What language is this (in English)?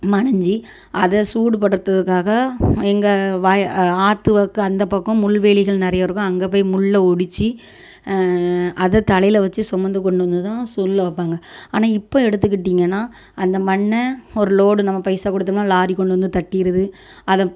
Tamil